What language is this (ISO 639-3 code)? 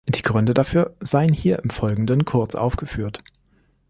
deu